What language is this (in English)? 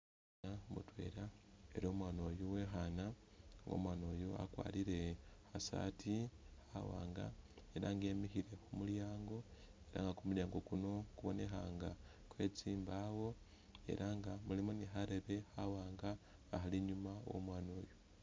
Masaaba